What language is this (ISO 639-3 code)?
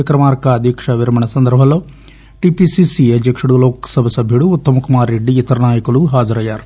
tel